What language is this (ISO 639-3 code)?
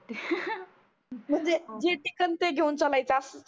mar